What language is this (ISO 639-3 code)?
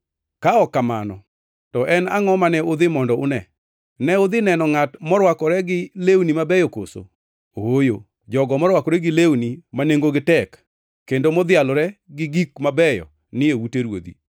luo